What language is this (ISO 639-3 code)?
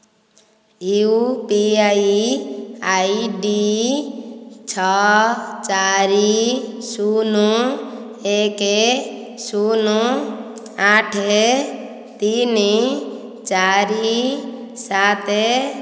ori